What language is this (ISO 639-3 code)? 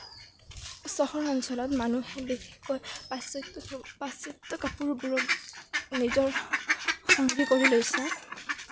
asm